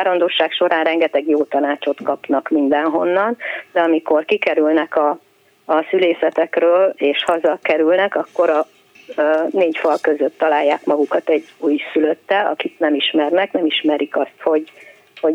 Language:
Hungarian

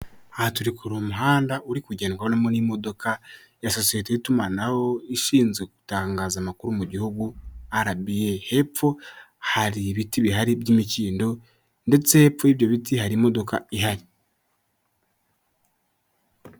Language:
Kinyarwanda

